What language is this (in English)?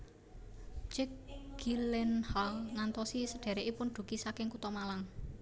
Javanese